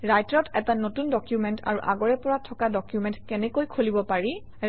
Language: Assamese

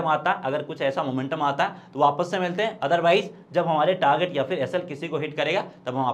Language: Hindi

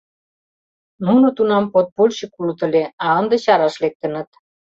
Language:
Mari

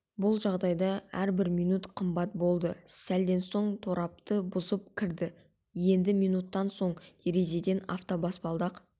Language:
Kazakh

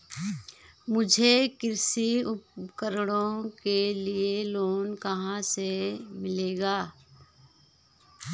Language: Hindi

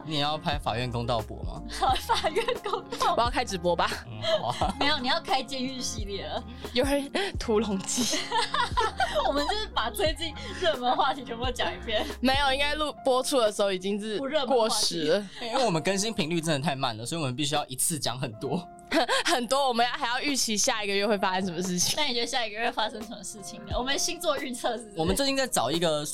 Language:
Chinese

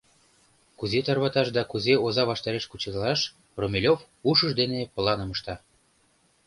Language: Mari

